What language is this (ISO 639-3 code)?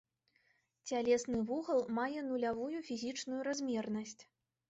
bel